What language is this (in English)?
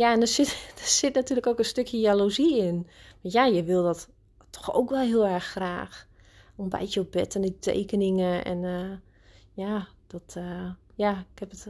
Dutch